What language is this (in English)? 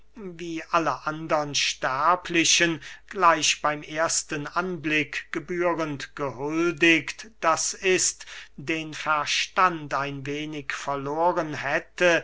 German